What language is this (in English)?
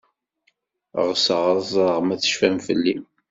Kabyle